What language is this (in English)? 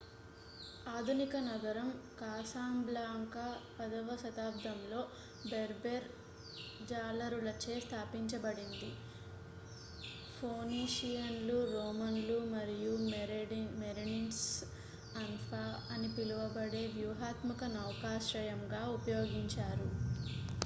Telugu